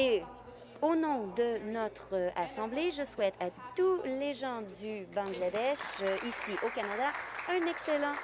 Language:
French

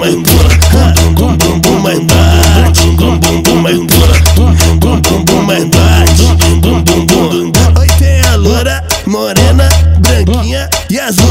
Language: Romanian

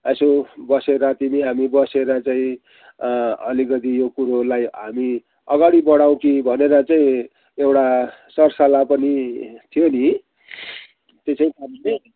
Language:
Nepali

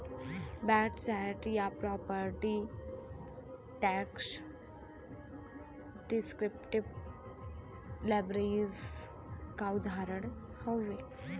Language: Bhojpuri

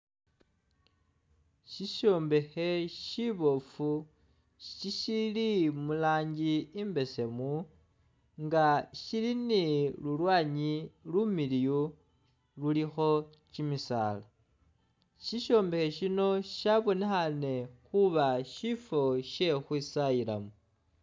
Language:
Masaaba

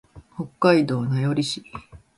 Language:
Japanese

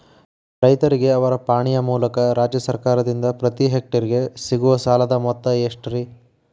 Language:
Kannada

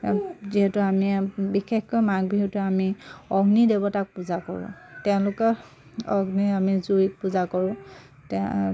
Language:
Assamese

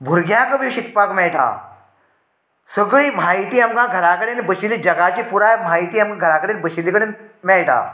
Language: Konkani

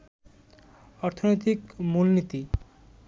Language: Bangla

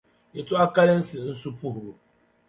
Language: Dagbani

